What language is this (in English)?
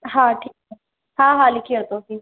Sindhi